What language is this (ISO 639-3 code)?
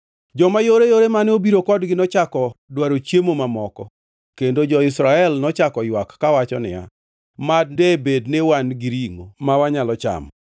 luo